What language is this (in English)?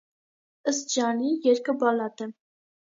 Armenian